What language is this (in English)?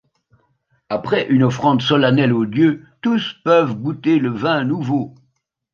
French